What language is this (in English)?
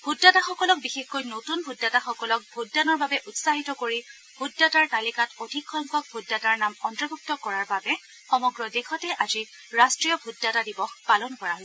Assamese